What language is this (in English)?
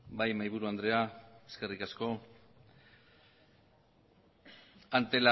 Basque